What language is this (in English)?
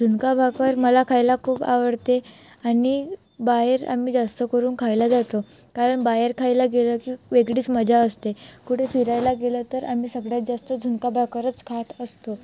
Marathi